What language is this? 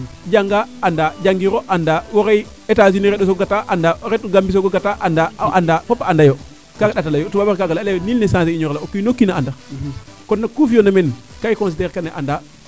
Serer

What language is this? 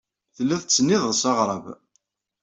Kabyle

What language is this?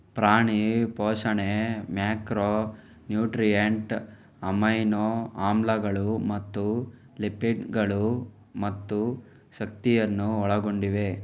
Kannada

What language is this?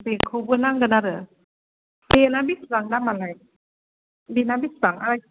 Bodo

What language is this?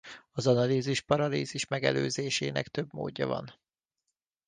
Hungarian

